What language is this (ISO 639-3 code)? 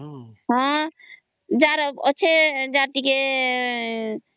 ori